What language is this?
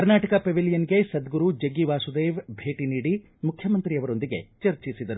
Kannada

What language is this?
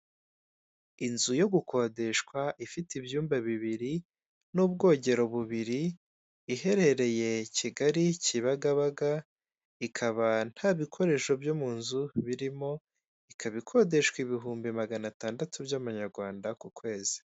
Kinyarwanda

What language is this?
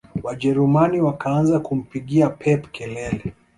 Swahili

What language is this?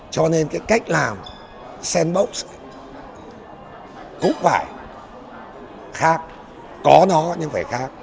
Vietnamese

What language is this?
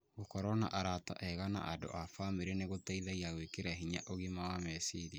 Kikuyu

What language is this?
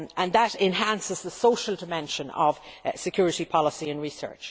English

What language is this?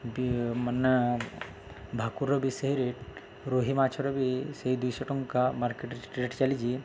Odia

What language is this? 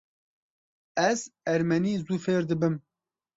Kurdish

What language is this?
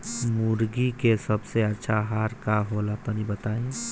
Bhojpuri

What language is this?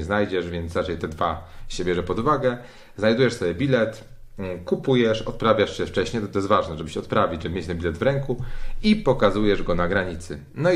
Polish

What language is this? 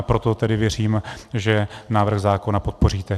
Czech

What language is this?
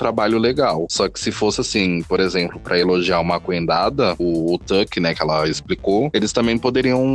Portuguese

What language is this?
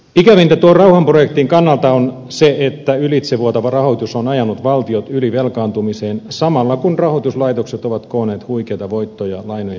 Finnish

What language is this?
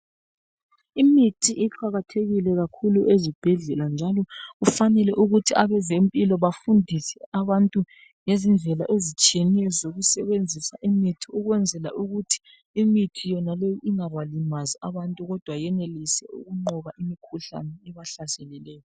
North Ndebele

